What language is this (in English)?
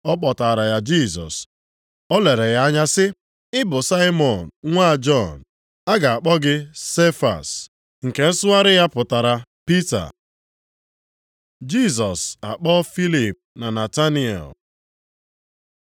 Igbo